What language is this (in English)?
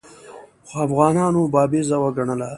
Pashto